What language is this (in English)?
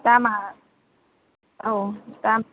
Bodo